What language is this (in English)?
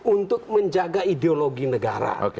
Indonesian